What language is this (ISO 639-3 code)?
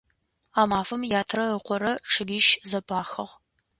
ady